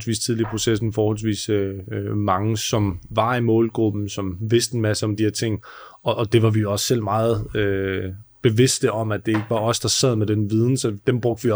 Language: Danish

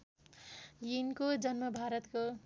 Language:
Nepali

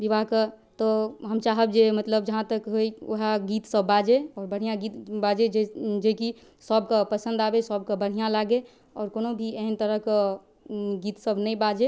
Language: Maithili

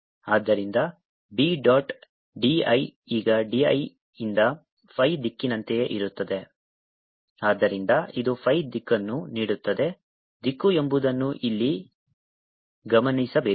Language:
Kannada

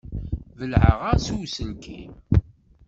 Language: Kabyle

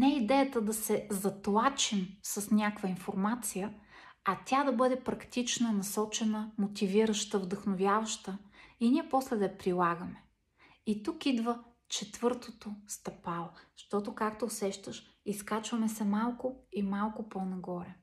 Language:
Bulgarian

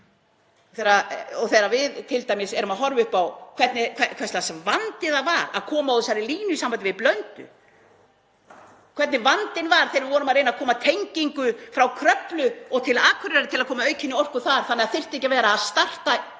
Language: Icelandic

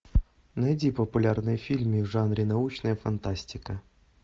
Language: Russian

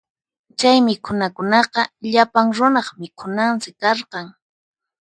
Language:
Puno Quechua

